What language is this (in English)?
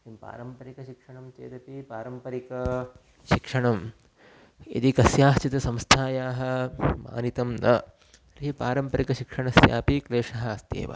Sanskrit